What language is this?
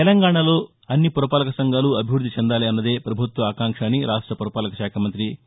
Telugu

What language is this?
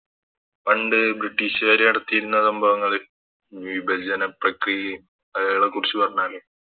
Malayalam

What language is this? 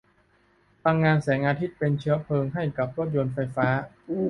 Thai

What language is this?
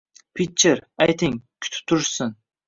Uzbek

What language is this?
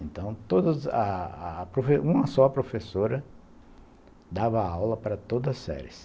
Portuguese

